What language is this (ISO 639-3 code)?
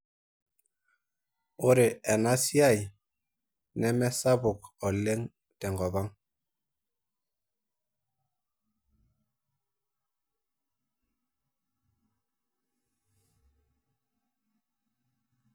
mas